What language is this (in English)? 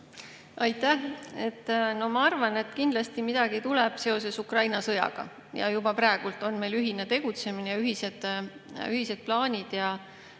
Estonian